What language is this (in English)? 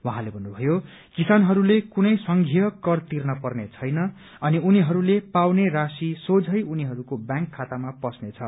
Nepali